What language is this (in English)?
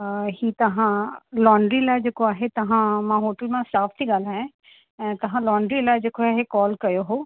Sindhi